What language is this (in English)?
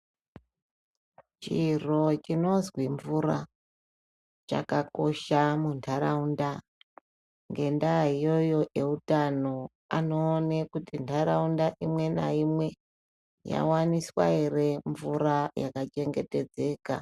Ndau